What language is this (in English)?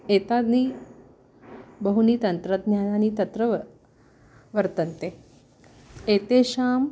Sanskrit